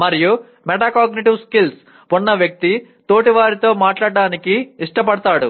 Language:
Telugu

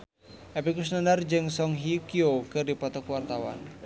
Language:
Sundanese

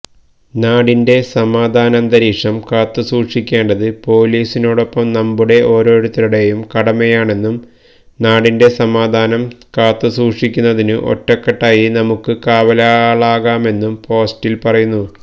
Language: Malayalam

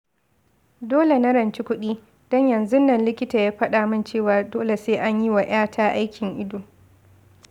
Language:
Hausa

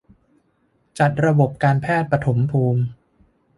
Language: Thai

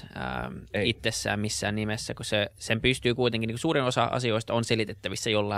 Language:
Finnish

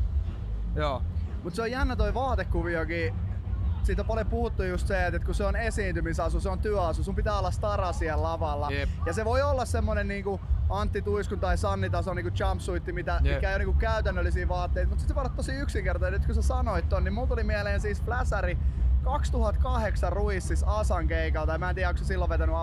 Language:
Finnish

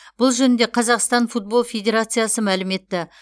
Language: Kazakh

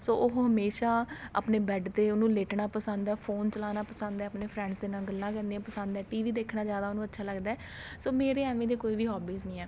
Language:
Punjabi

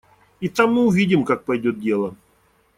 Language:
Russian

